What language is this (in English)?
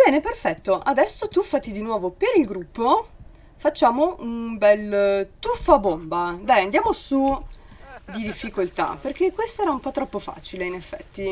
Italian